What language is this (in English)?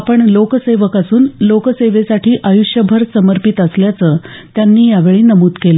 Marathi